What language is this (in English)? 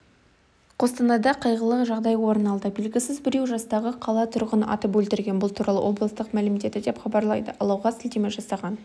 Kazakh